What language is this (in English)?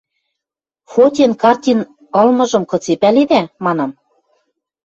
Western Mari